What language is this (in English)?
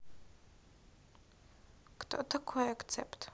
Russian